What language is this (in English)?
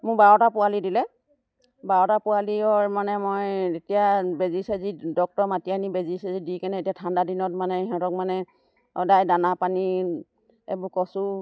Assamese